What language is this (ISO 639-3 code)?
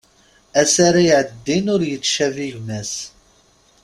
kab